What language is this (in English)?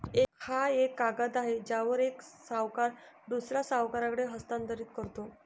Marathi